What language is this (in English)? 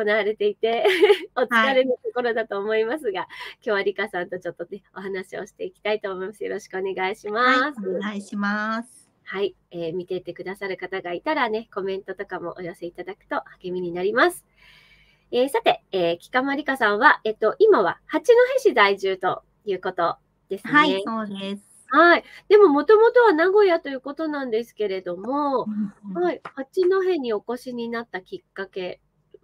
Japanese